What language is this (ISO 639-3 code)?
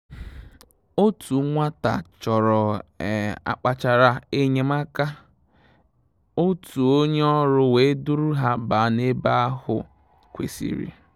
ibo